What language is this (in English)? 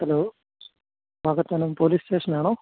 Malayalam